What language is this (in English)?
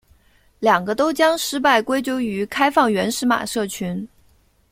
Chinese